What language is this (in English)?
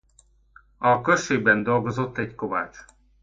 Hungarian